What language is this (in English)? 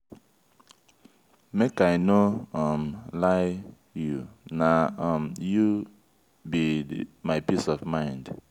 Nigerian Pidgin